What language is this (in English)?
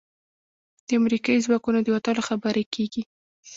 Pashto